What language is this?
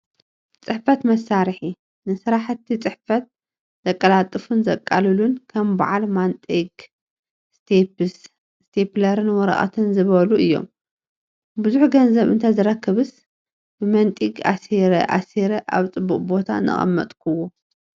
Tigrinya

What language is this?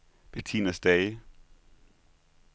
Danish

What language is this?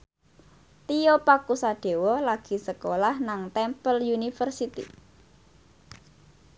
Javanese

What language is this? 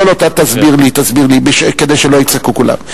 Hebrew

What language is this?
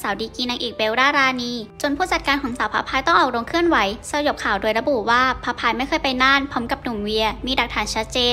Thai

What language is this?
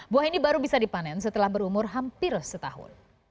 Indonesian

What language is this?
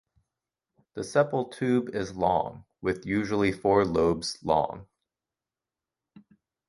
English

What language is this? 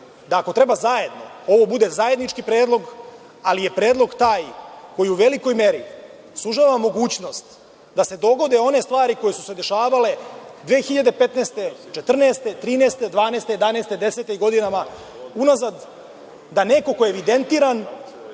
Serbian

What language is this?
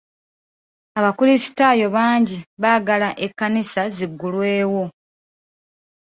Ganda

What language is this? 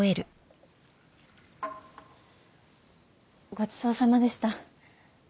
Japanese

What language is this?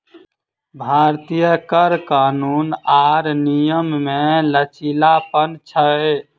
Maithili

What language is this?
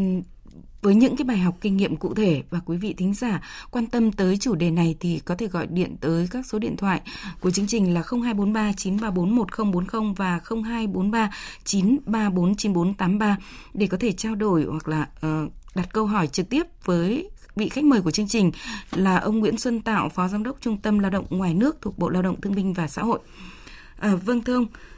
Vietnamese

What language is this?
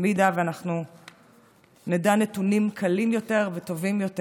Hebrew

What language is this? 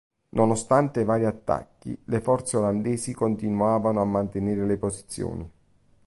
Italian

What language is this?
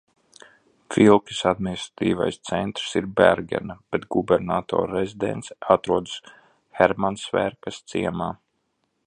Latvian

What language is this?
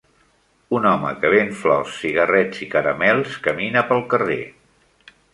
Catalan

